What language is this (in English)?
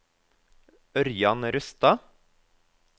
Norwegian